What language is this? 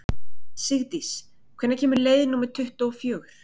Icelandic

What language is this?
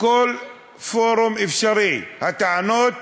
Hebrew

